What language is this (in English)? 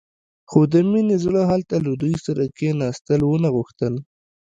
Pashto